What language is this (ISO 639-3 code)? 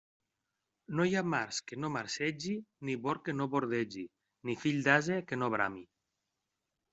cat